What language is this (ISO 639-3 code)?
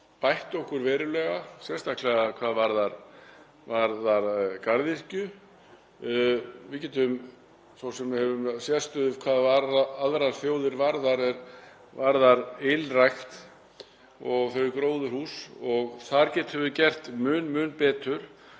isl